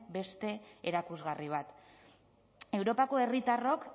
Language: Basque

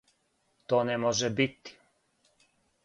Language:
Serbian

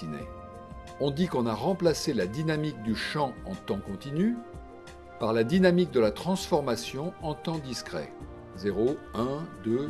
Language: French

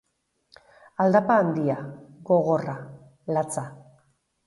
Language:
Basque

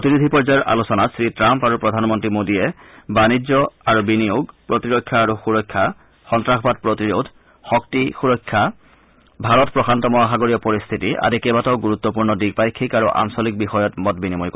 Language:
Assamese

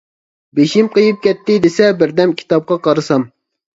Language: Uyghur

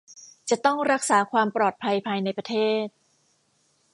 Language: Thai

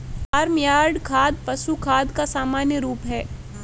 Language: Hindi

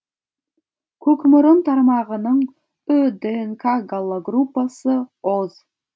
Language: Kazakh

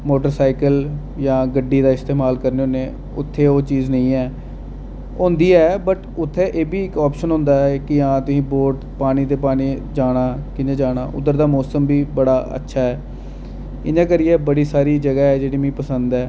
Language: Dogri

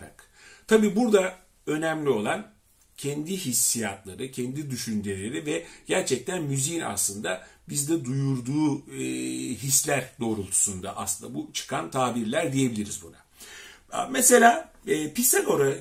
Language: Turkish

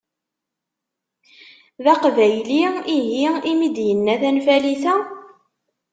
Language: Kabyle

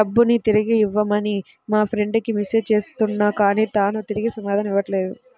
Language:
Telugu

